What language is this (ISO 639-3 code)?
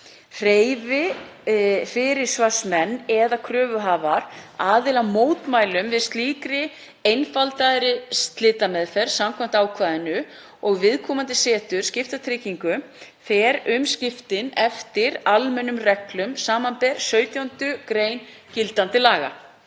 isl